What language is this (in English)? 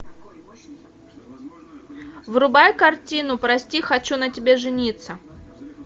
Russian